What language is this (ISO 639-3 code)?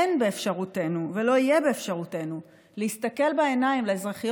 heb